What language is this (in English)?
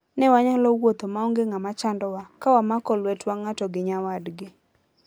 Luo (Kenya and Tanzania)